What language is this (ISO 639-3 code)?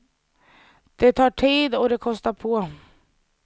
swe